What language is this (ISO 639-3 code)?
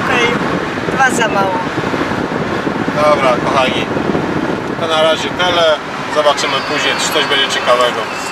pol